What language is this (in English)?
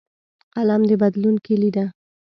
Pashto